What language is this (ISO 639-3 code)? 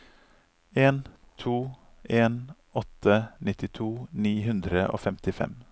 nor